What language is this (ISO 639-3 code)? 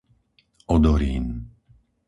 slk